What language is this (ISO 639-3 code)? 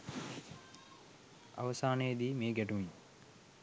sin